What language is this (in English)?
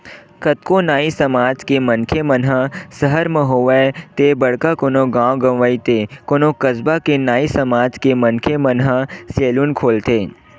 Chhattisgarhi